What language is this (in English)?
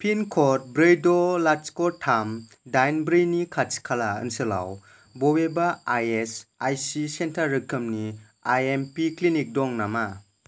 Bodo